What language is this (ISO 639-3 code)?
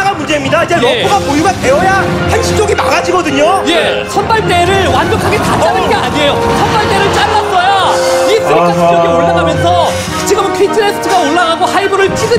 kor